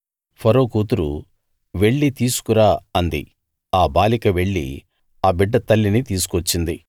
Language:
Telugu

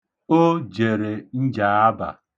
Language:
Igbo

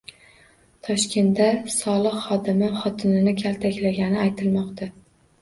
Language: Uzbek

